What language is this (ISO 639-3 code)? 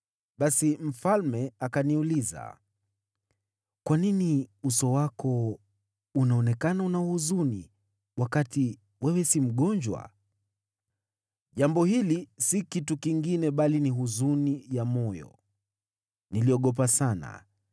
swa